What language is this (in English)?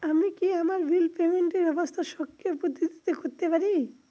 Bangla